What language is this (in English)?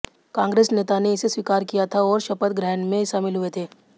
Hindi